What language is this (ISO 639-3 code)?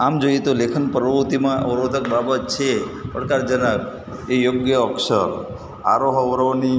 guj